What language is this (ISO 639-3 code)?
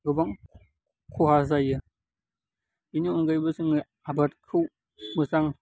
brx